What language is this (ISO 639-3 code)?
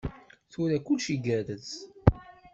kab